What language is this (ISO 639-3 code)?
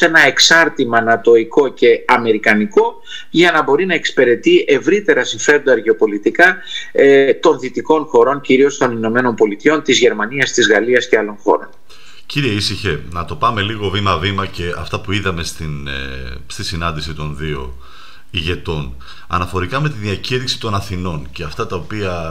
ell